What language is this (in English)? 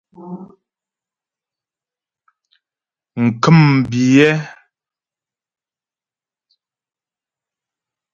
Ghomala